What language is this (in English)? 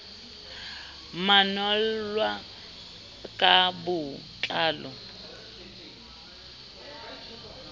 Southern Sotho